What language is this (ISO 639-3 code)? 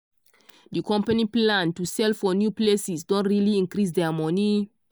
pcm